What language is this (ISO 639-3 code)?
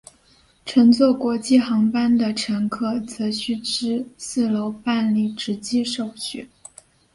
zho